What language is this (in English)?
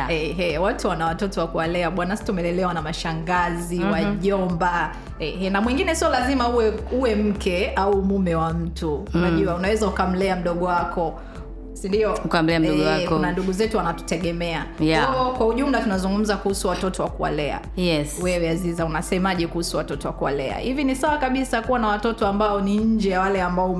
Swahili